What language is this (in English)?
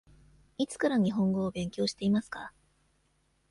Japanese